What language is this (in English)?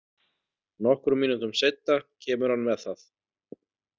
Icelandic